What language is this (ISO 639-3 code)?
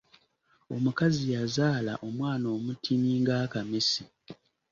lug